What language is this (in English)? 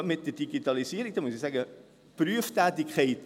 Swiss German